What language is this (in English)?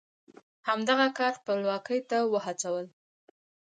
Pashto